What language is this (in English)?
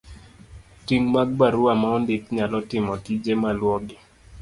Luo (Kenya and Tanzania)